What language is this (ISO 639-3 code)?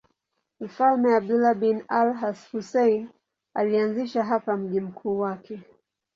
swa